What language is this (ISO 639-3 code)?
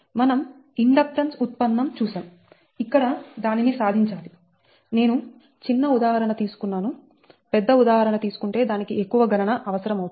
tel